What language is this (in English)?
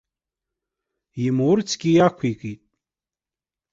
Abkhazian